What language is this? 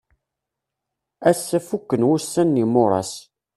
Kabyle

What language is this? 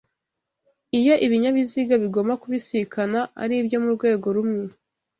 Kinyarwanda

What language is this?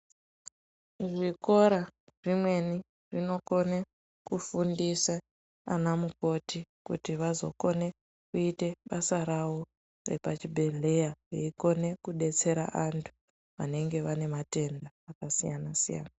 Ndau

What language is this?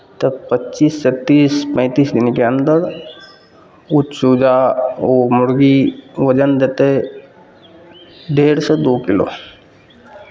Maithili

